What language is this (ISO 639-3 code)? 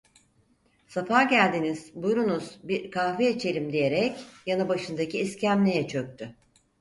tur